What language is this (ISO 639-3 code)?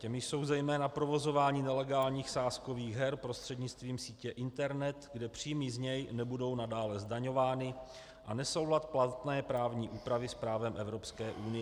ces